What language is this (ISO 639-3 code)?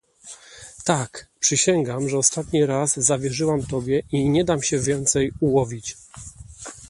pol